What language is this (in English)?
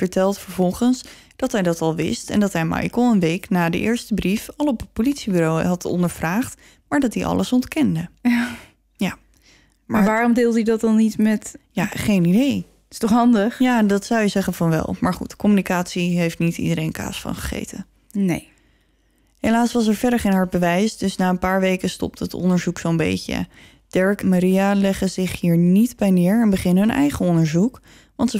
Dutch